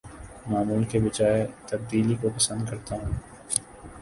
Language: Urdu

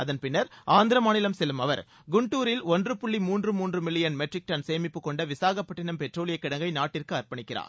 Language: Tamil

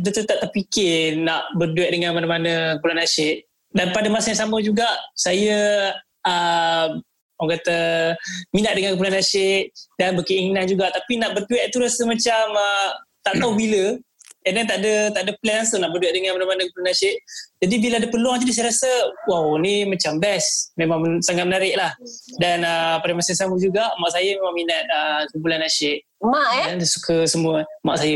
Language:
Malay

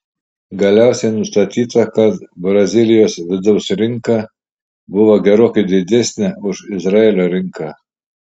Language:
Lithuanian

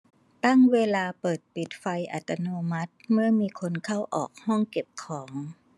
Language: Thai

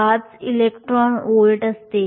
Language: Marathi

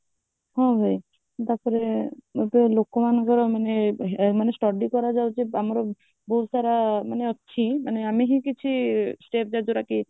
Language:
Odia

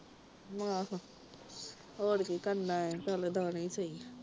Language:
Punjabi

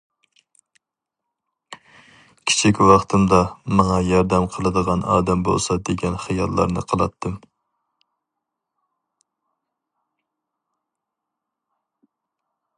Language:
Uyghur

